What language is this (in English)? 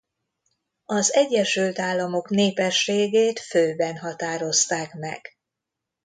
Hungarian